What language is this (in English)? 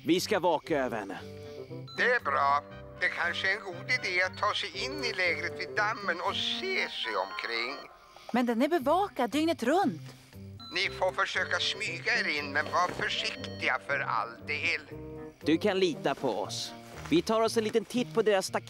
Swedish